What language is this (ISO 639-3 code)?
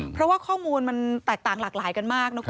tha